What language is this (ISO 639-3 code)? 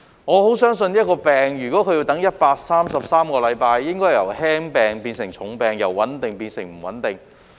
yue